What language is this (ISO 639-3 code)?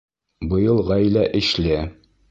bak